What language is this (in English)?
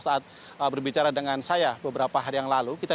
Indonesian